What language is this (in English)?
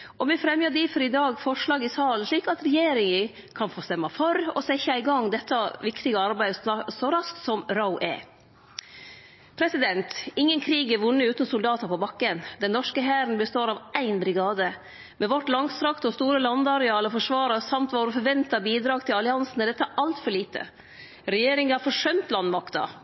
Norwegian Nynorsk